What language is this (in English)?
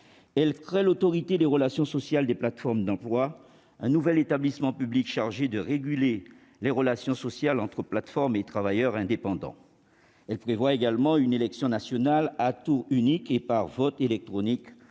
French